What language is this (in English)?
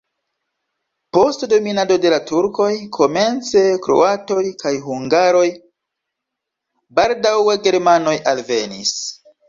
Esperanto